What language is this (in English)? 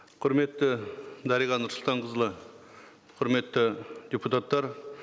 Kazakh